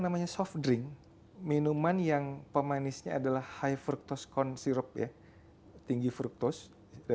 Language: Indonesian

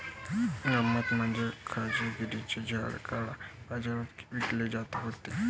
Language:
Marathi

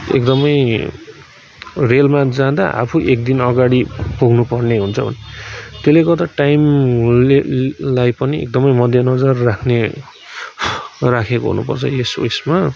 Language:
Nepali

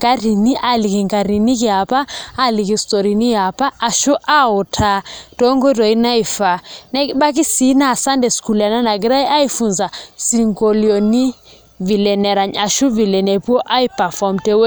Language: Masai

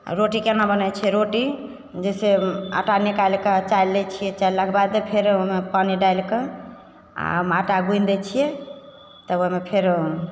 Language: Maithili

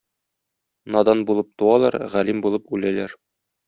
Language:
Tatar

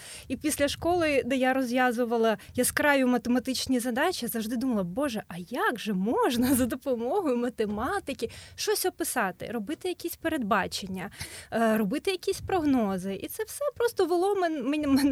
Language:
Ukrainian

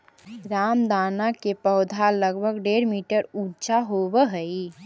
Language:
Magahi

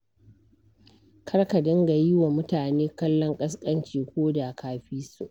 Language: Hausa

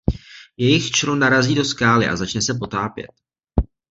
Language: Czech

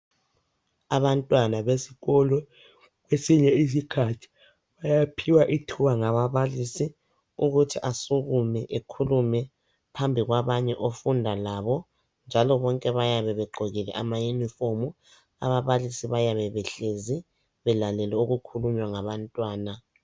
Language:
North Ndebele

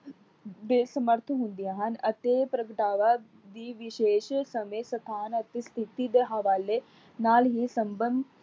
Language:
Punjabi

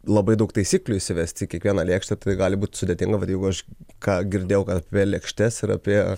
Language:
Lithuanian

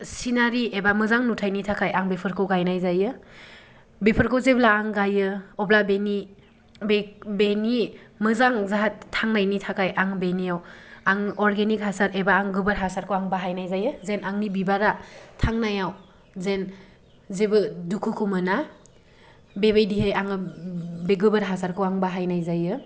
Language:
Bodo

